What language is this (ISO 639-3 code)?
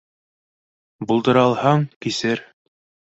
bak